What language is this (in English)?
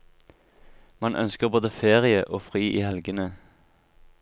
Norwegian